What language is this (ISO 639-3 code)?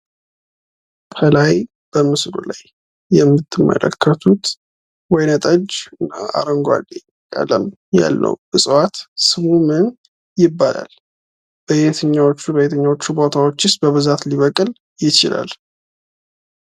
amh